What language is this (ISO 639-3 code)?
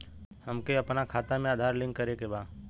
bho